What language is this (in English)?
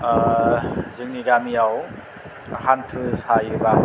Bodo